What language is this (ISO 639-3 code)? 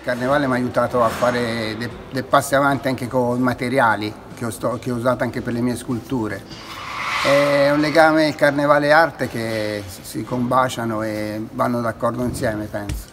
ita